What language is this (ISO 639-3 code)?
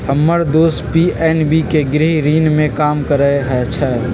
mag